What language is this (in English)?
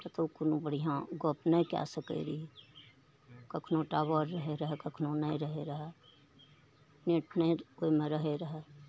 Maithili